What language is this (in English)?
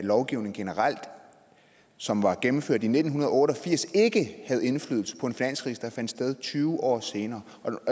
Danish